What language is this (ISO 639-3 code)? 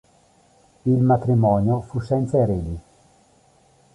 ita